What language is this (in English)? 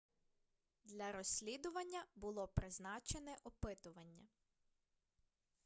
Ukrainian